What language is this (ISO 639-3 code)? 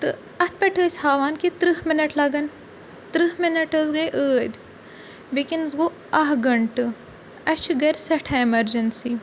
kas